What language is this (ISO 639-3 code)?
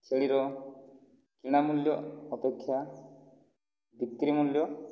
ori